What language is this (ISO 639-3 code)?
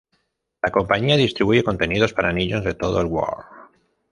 spa